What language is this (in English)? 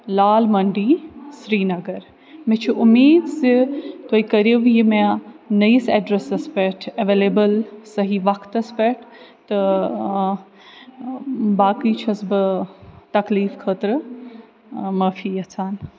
Kashmiri